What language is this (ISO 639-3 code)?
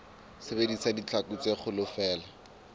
sot